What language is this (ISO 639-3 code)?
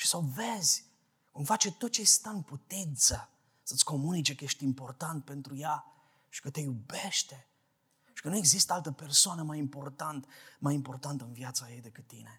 ron